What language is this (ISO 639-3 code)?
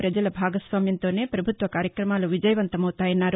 tel